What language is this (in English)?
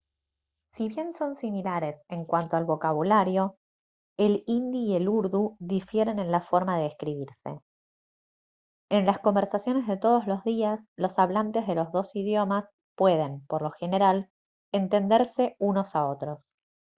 Spanish